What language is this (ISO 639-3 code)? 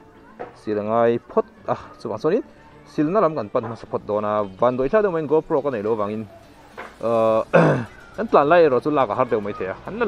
tha